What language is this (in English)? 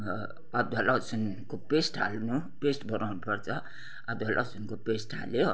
Nepali